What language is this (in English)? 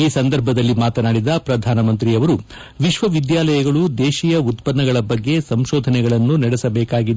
Kannada